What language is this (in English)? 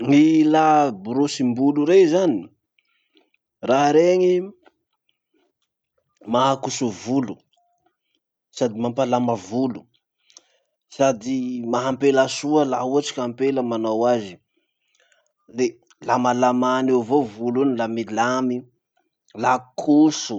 Masikoro Malagasy